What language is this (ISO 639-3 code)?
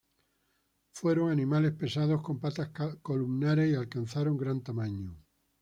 spa